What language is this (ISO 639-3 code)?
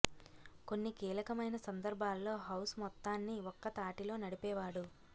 tel